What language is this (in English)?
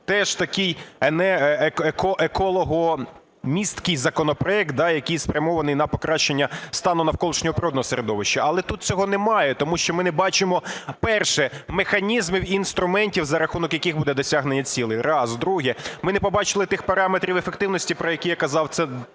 Ukrainian